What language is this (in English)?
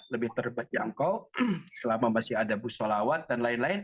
Indonesian